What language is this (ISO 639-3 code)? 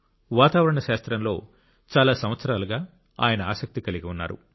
tel